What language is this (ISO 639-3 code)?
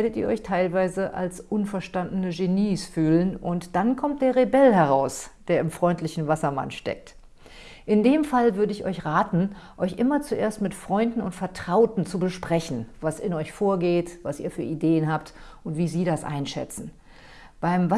deu